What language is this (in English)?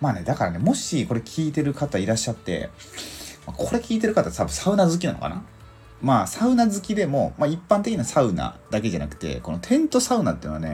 Japanese